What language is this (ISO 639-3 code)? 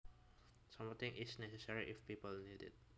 jav